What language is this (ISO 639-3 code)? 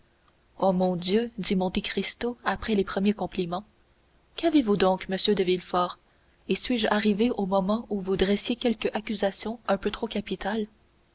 fra